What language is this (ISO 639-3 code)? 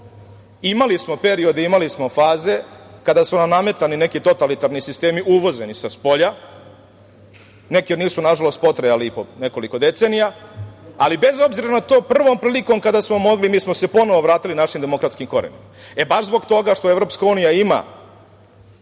srp